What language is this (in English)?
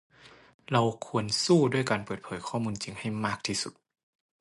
Thai